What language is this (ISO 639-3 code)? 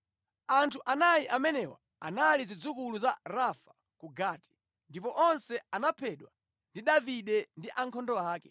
nya